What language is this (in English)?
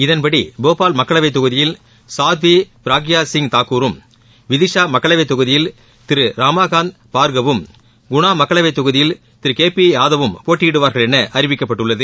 Tamil